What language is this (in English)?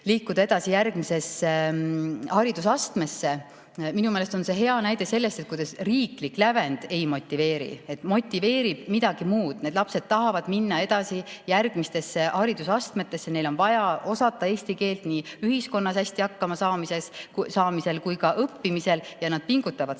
Estonian